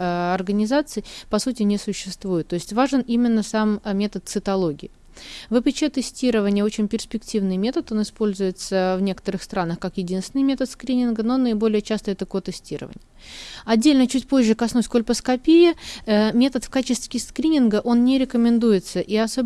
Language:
Russian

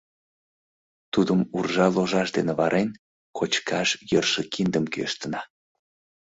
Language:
Mari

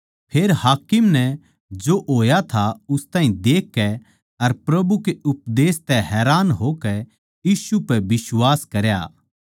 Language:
Haryanvi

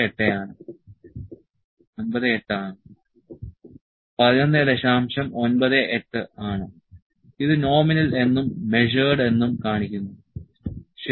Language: Malayalam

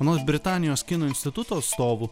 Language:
Lithuanian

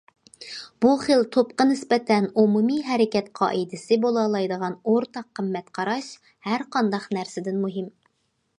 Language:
Uyghur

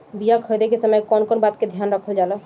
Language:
Bhojpuri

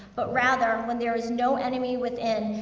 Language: English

